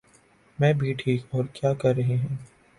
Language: Urdu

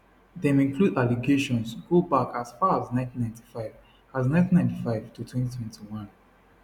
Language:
Nigerian Pidgin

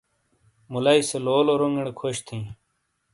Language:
Shina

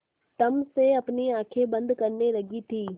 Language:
Hindi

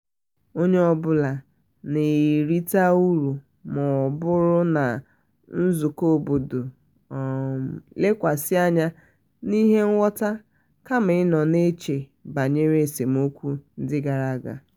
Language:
Igbo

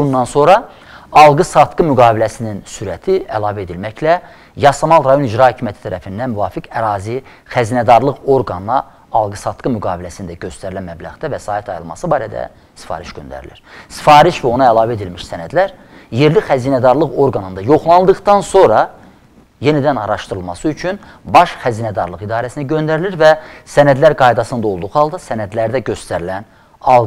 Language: Turkish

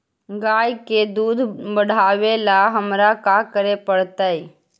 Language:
Magahi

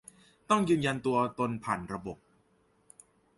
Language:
Thai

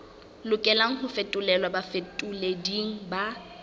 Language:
Southern Sotho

